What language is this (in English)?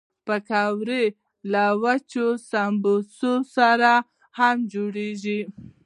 Pashto